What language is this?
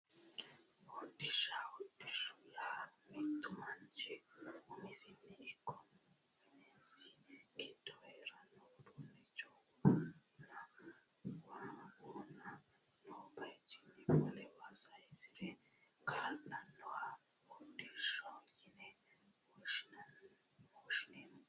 Sidamo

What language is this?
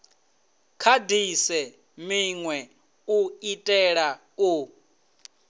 Venda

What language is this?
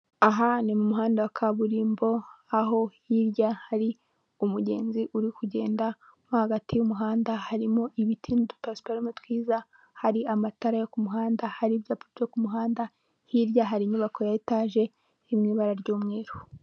Kinyarwanda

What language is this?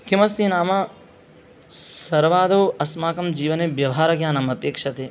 Sanskrit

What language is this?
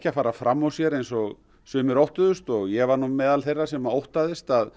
Icelandic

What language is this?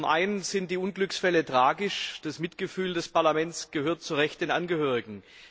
German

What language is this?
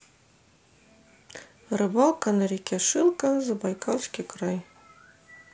Russian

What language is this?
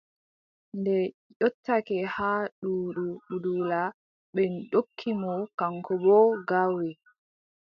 Adamawa Fulfulde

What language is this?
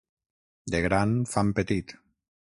Catalan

